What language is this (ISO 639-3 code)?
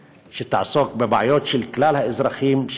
heb